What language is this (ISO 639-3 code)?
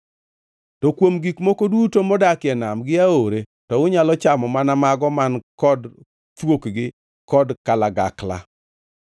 luo